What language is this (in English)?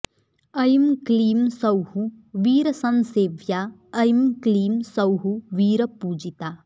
Sanskrit